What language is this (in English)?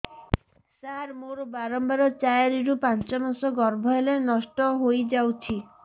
Odia